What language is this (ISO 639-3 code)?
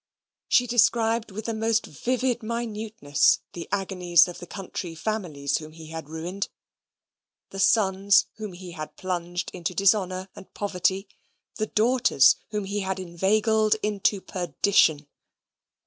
eng